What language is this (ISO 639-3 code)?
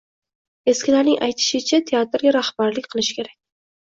uzb